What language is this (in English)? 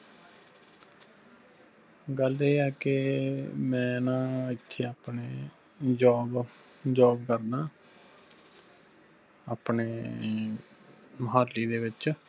Punjabi